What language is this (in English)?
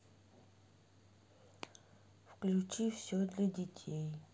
Russian